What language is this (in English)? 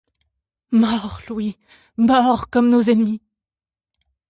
French